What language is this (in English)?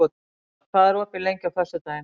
Icelandic